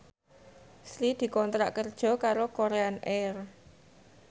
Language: Javanese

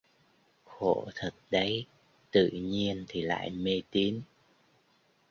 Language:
Vietnamese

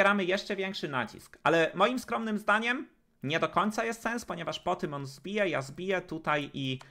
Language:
Polish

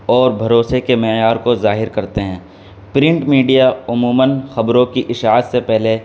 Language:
Urdu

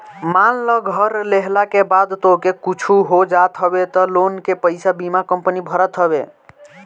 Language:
Bhojpuri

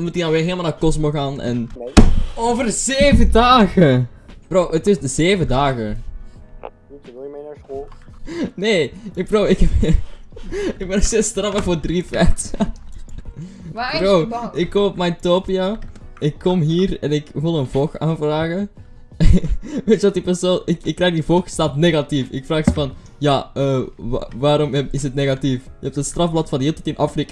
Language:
Dutch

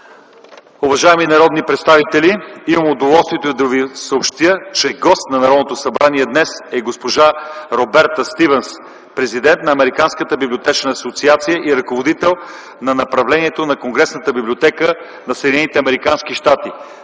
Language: Bulgarian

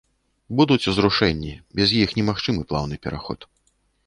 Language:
Belarusian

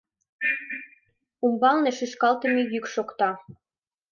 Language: Mari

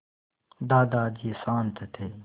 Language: Hindi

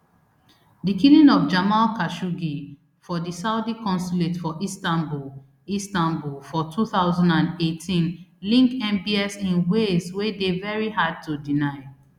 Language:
Nigerian Pidgin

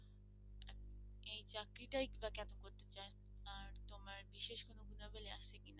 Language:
Bangla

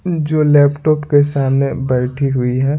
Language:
Hindi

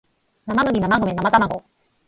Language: Japanese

